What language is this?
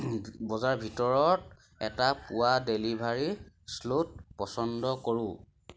Assamese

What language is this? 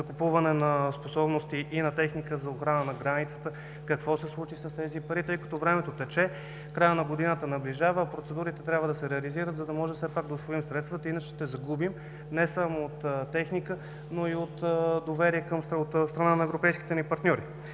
Bulgarian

